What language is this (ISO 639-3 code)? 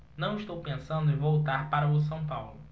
por